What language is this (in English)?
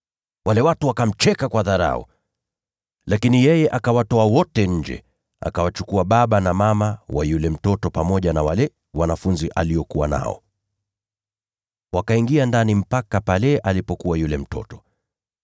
Swahili